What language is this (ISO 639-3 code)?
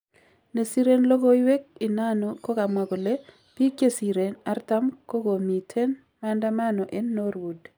kln